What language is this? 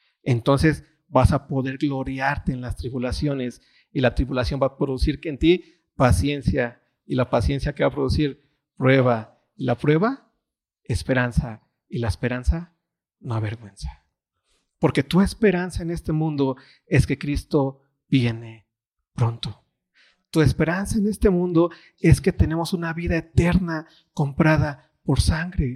Spanish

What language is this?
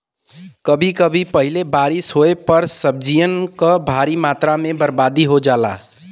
Bhojpuri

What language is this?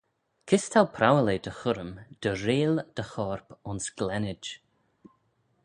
Manx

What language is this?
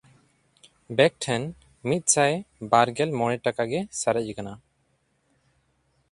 Santali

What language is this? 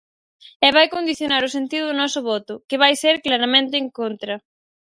Galician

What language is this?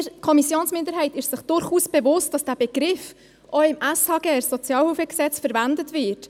Swiss German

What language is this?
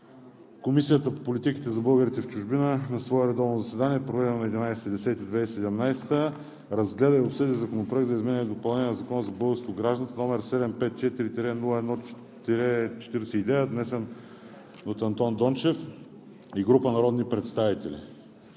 Bulgarian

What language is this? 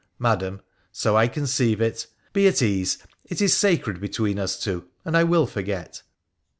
English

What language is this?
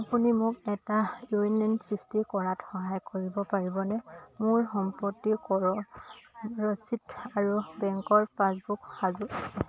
Assamese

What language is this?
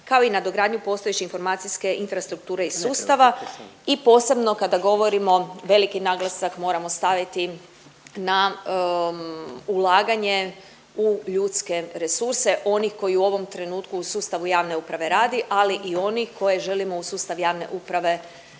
Croatian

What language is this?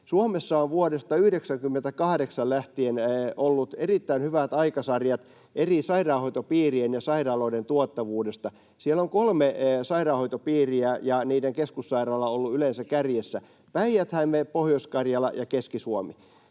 Finnish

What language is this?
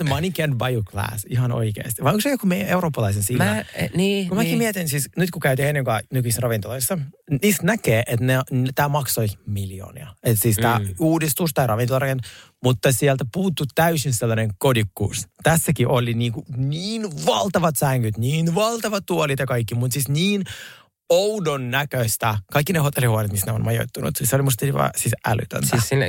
Finnish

